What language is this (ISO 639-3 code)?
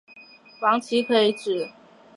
zho